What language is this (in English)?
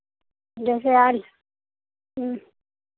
Hindi